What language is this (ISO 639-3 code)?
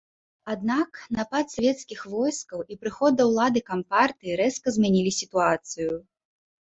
bel